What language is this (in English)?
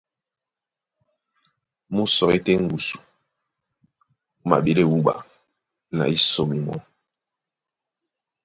Duala